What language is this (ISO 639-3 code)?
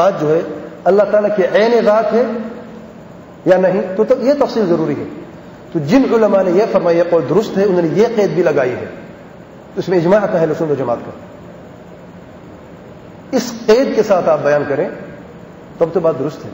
hin